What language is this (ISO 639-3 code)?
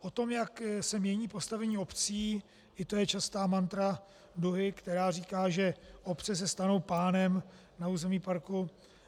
ces